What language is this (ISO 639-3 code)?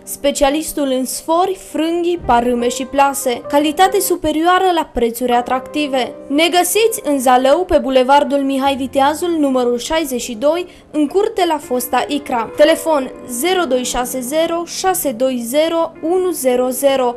ron